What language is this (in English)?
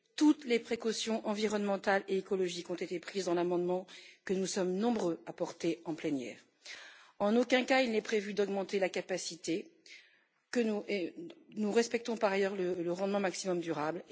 French